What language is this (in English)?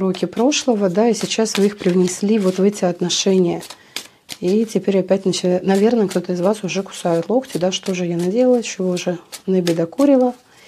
Russian